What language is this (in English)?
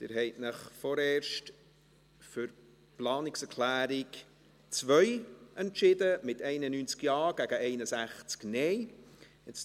Swiss German